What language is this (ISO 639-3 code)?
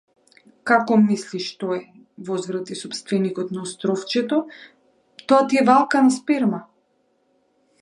mkd